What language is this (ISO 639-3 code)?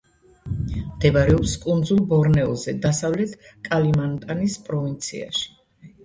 kat